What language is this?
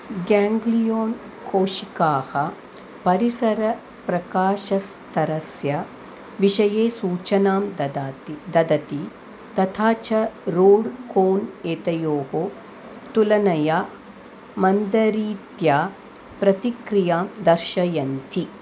Sanskrit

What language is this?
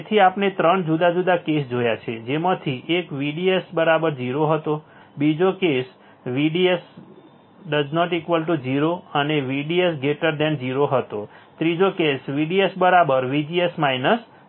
Gujarati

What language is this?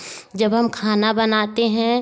Hindi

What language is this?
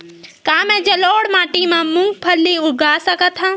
Chhattisgarhi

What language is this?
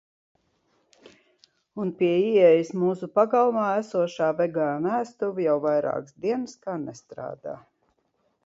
Latvian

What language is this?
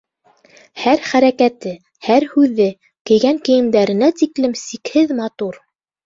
Bashkir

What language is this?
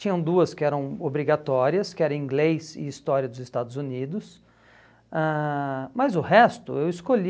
Portuguese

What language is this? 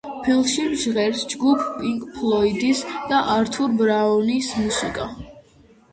Georgian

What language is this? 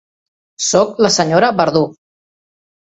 Catalan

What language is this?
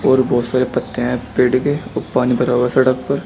Hindi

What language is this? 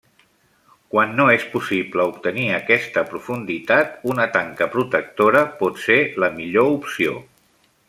Catalan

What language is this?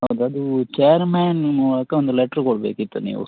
Kannada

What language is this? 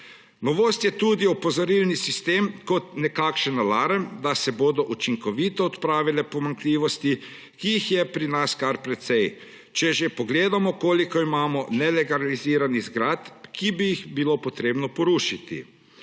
Slovenian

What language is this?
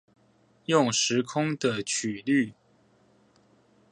Chinese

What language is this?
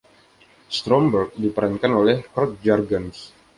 Indonesian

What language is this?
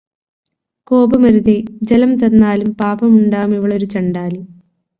Malayalam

